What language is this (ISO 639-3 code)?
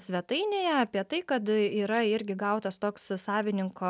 lit